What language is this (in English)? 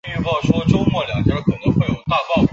Chinese